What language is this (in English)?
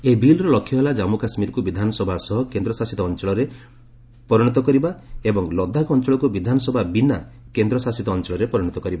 Odia